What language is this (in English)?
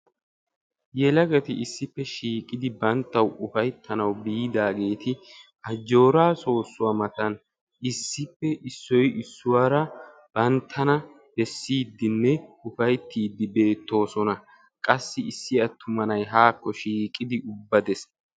Wolaytta